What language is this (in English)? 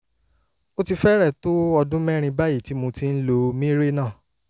Yoruba